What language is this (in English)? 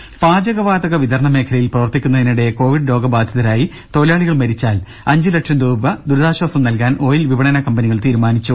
Malayalam